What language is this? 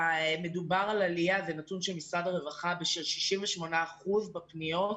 Hebrew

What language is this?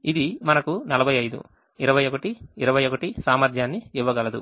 Telugu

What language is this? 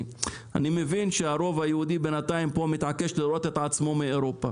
Hebrew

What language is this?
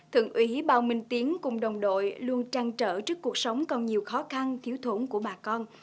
Vietnamese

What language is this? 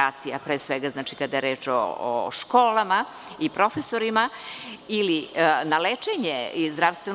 Serbian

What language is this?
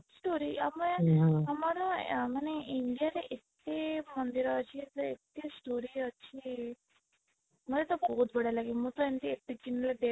Odia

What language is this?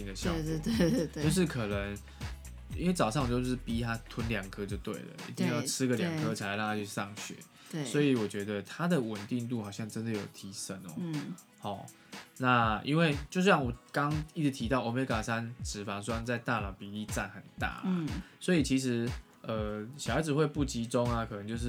Chinese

